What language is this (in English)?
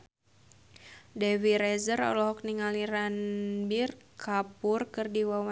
Sundanese